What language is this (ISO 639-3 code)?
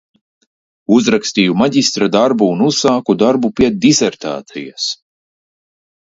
lav